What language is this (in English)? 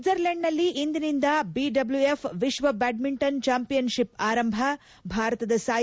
Kannada